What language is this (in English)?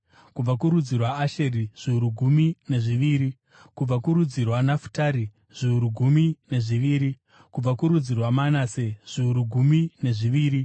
Shona